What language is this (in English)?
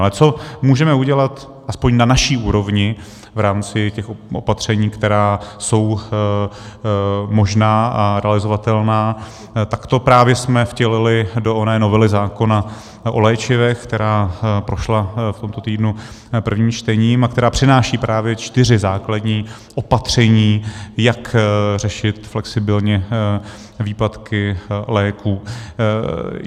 Czech